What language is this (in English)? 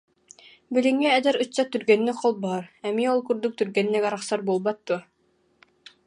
Yakut